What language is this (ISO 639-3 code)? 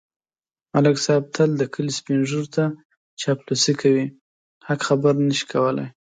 pus